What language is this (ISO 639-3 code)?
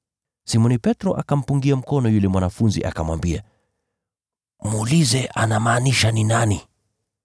swa